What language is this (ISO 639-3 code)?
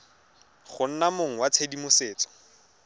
tsn